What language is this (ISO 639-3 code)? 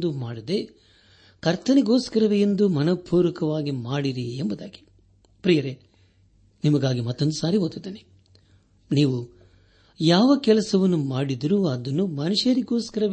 kan